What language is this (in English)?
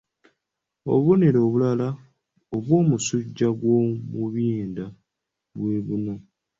Ganda